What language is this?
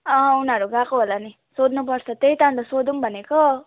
Nepali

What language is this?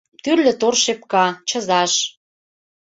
Mari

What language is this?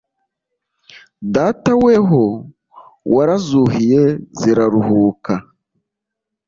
Kinyarwanda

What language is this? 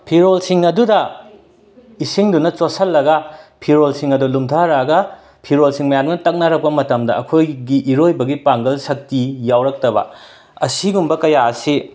Manipuri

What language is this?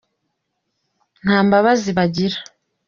Kinyarwanda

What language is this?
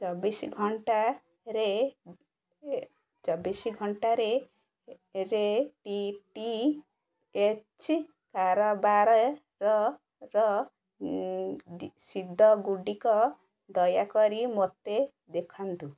Odia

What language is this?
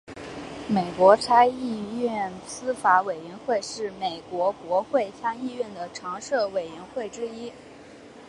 Chinese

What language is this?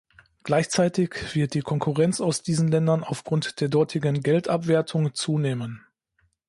German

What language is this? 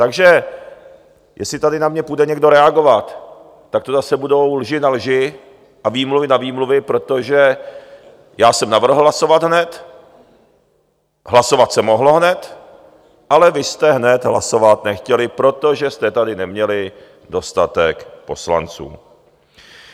Czech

